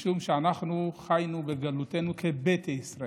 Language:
Hebrew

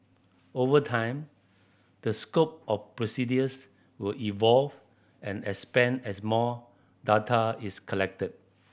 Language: English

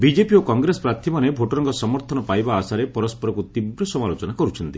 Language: Odia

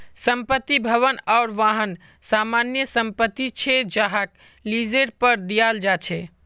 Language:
Magahi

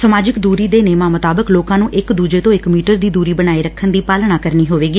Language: Punjabi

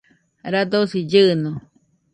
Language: Nüpode Huitoto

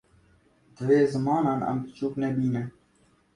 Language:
Kurdish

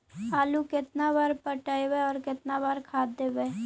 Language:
Magahi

